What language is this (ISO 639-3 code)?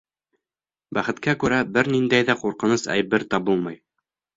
bak